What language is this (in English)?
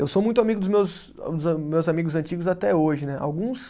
Portuguese